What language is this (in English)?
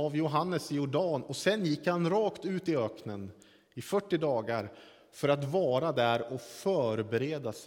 Swedish